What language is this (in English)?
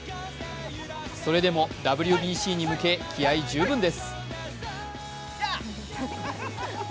Japanese